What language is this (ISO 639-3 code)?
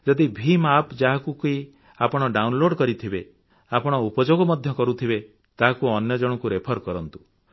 ori